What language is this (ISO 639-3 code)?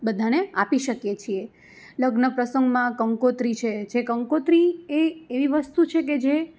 guj